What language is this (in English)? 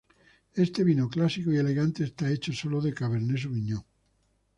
Spanish